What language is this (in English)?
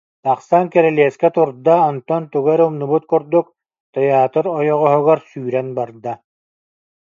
Yakut